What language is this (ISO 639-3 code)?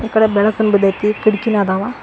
kan